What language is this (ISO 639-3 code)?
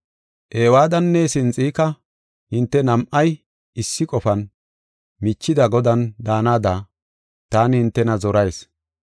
gof